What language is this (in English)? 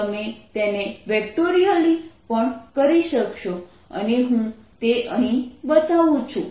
Gujarati